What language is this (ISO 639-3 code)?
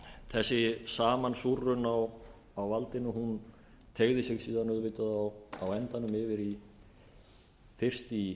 isl